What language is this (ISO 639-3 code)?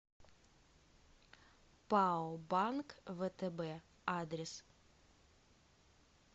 rus